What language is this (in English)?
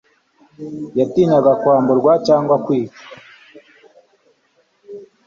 Kinyarwanda